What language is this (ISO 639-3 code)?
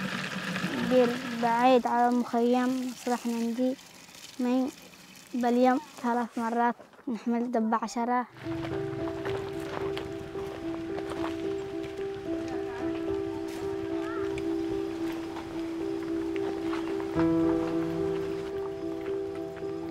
ara